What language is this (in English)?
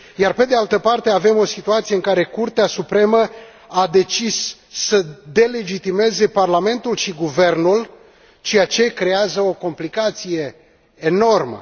Romanian